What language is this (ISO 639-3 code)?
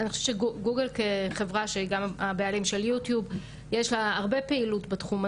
heb